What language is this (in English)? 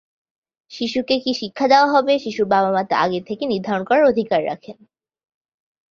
Bangla